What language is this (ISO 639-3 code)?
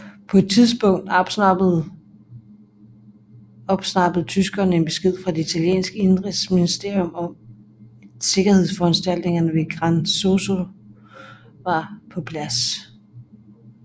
dan